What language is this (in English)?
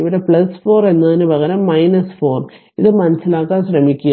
Malayalam